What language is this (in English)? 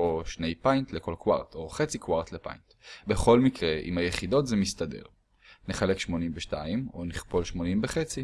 Hebrew